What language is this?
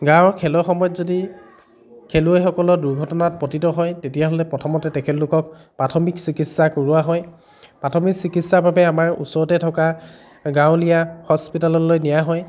Assamese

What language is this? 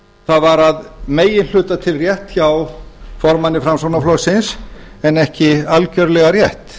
Icelandic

